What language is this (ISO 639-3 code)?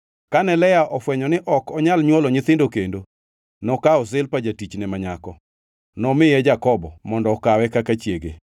luo